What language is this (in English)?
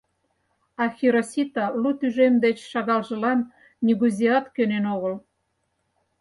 Mari